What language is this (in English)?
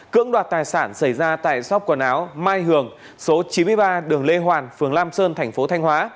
Vietnamese